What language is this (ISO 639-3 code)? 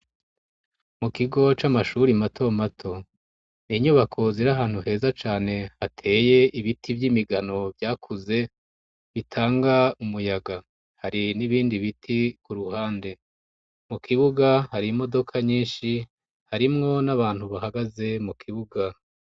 run